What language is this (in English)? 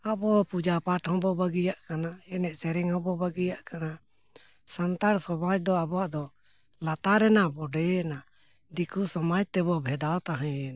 Santali